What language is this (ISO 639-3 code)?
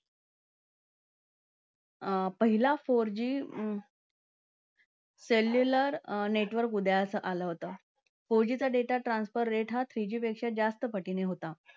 mar